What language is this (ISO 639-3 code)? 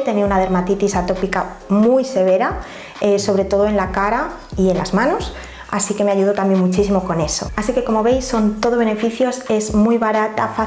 spa